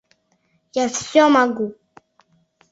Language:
Mari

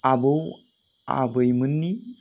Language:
Bodo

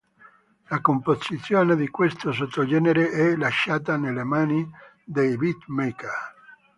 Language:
Italian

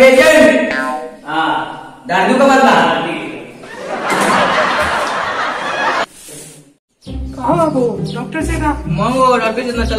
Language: Indonesian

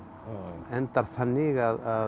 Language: Icelandic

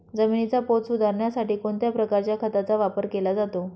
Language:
Marathi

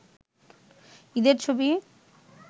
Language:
Bangla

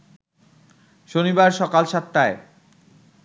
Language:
Bangla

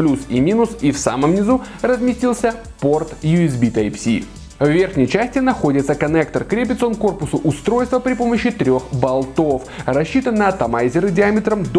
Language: Russian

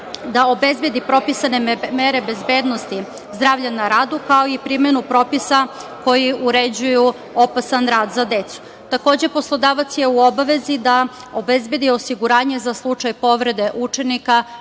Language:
Serbian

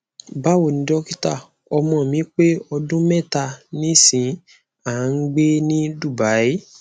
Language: Yoruba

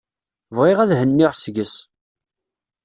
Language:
Kabyle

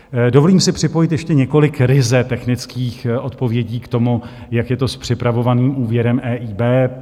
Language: Czech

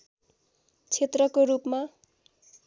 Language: Nepali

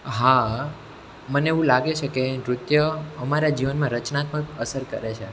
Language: Gujarati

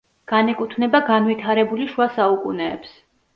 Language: Georgian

